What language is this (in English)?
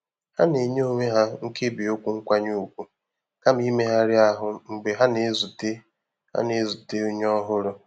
Igbo